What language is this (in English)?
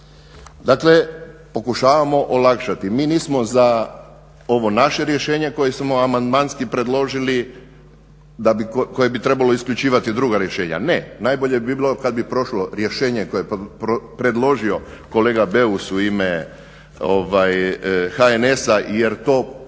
Croatian